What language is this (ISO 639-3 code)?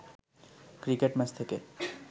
ben